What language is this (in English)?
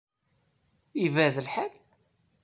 Kabyle